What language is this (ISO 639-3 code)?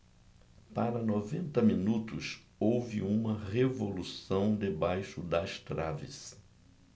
por